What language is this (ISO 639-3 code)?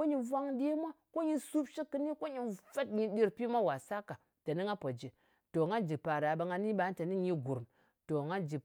anc